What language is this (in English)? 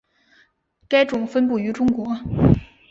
Chinese